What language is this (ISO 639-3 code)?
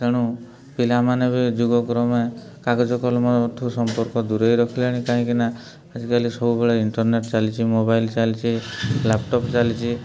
ori